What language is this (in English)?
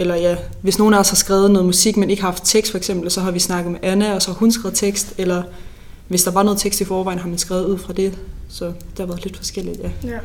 Danish